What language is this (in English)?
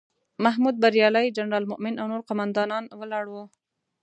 Pashto